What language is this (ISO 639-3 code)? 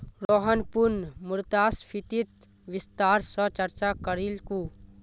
mag